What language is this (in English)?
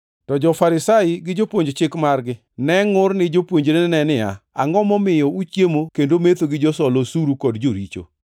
Luo (Kenya and Tanzania)